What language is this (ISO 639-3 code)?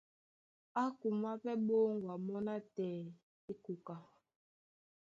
dua